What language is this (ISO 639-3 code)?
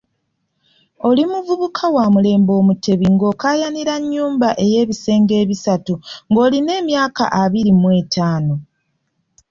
lug